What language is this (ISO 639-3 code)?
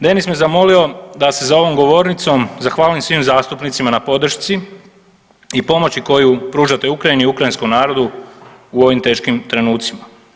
hrv